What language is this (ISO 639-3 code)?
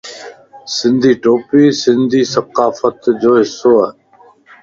lss